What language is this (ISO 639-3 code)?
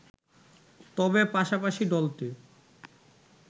ben